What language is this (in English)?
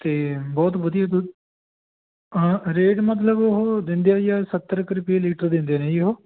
Punjabi